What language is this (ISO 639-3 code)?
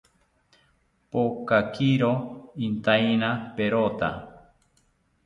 cpy